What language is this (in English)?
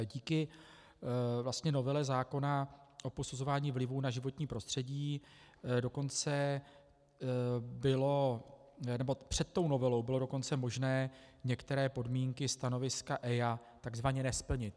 Czech